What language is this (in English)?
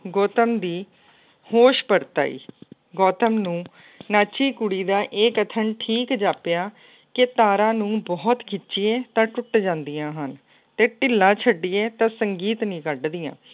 Punjabi